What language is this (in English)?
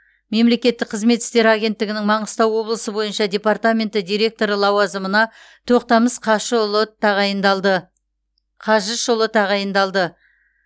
Kazakh